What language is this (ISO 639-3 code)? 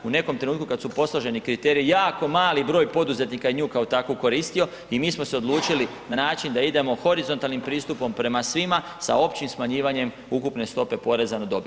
hrv